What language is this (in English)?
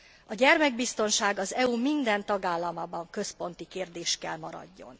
Hungarian